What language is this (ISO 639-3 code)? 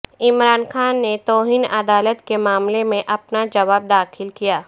urd